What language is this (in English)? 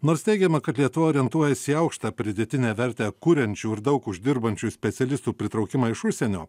Lithuanian